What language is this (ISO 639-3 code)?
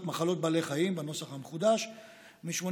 heb